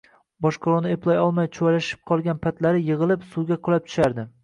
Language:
Uzbek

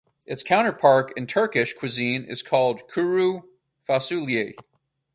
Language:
English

